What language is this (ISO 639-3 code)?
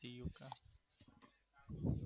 guj